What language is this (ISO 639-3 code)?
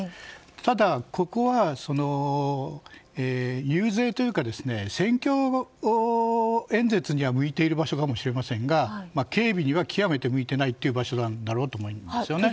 jpn